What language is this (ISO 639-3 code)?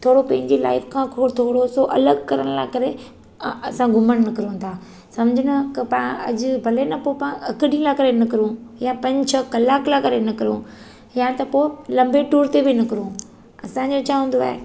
snd